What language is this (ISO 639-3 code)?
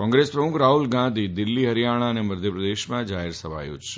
guj